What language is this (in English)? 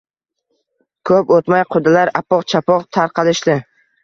Uzbek